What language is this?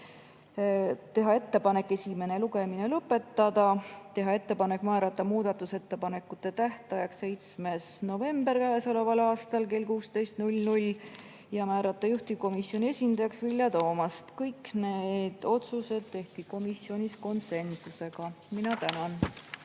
Estonian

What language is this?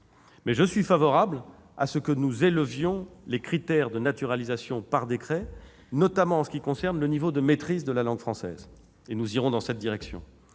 French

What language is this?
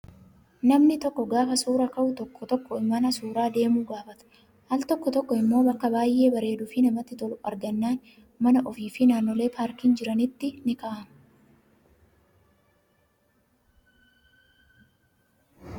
Oromo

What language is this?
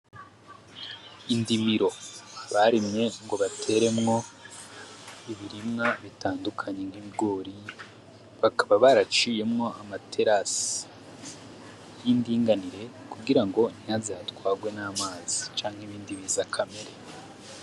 Rundi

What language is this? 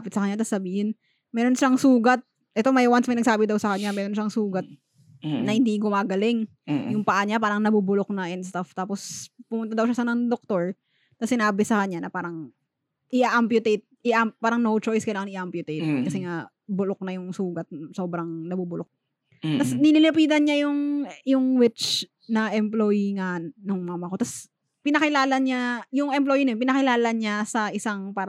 Filipino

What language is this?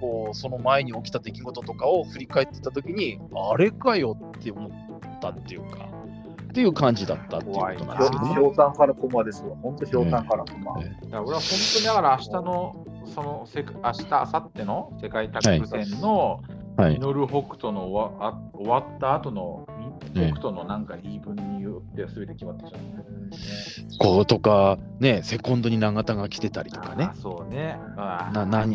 Japanese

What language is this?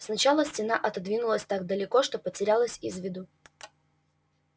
Russian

